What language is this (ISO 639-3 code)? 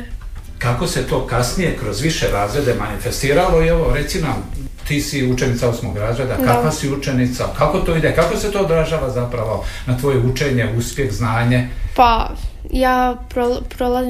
hrv